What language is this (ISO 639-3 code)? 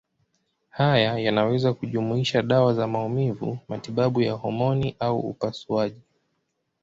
swa